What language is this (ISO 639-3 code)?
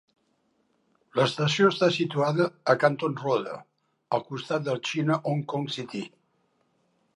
cat